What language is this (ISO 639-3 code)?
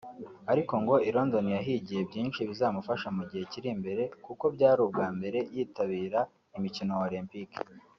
kin